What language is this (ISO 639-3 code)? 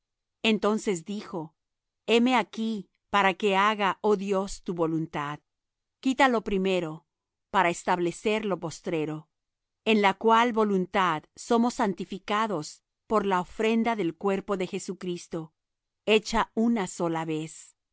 spa